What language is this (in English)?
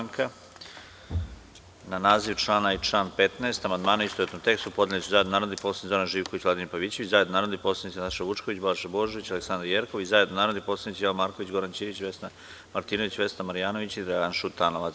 Serbian